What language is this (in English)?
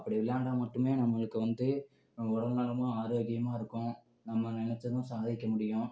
Tamil